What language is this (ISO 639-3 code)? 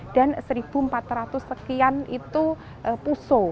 ind